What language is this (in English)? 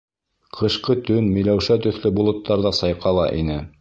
Bashkir